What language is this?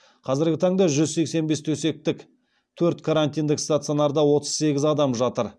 Kazakh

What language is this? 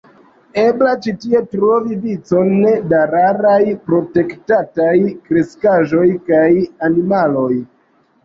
Esperanto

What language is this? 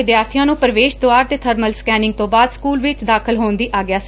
Punjabi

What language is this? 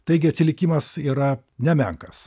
Lithuanian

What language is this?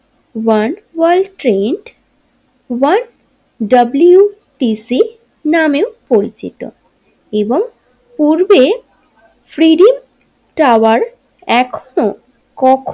Bangla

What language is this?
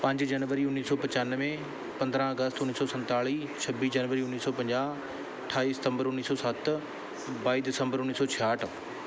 Punjabi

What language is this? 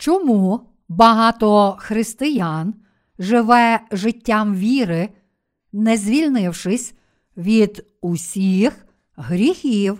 Ukrainian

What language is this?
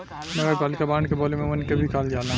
Bhojpuri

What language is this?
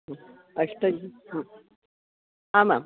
Sanskrit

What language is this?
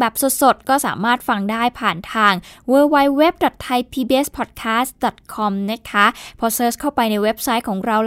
Thai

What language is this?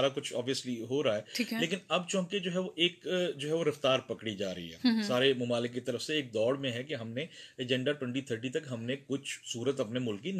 Urdu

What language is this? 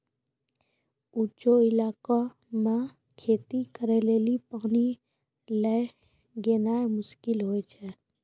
Maithili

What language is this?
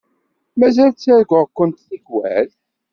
Kabyle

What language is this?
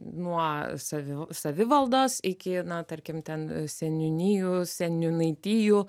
Lithuanian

